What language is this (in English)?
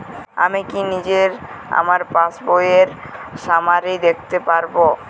Bangla